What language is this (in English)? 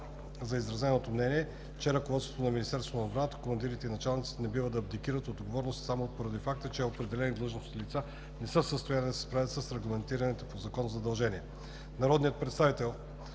Bulgarian